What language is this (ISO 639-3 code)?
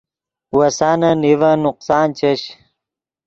ydg